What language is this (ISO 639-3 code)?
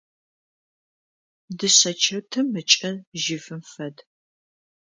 ady